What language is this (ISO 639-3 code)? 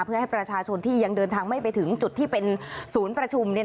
tha